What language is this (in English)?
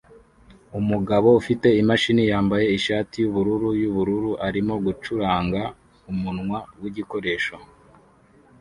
Kinyarwanda